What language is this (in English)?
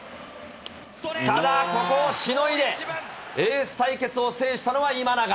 Japanese